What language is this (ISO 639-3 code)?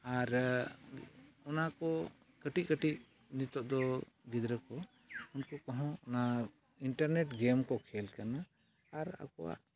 sat